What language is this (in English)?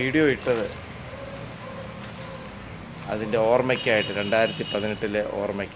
Arabic